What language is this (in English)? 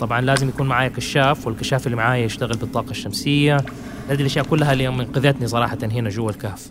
Arabic